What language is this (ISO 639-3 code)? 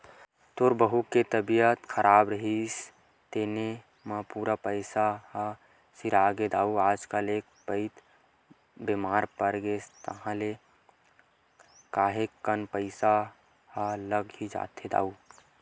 hne